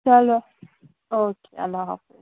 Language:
Kashmiri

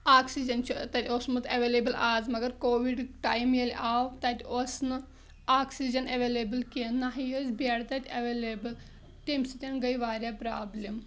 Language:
Kashmiri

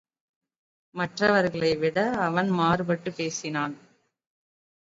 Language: Tamil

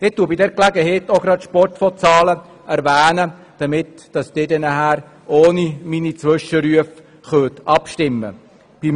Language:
Swiss German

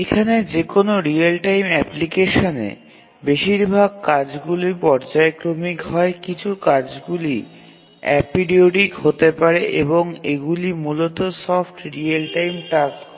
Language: Bangla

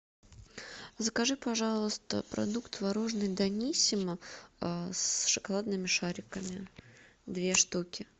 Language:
Russian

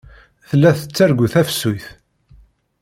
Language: Kabyle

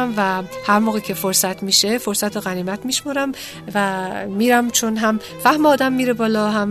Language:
Persian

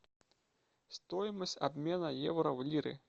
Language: Russian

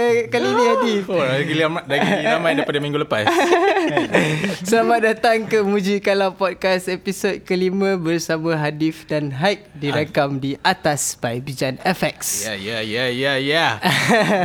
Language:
Malay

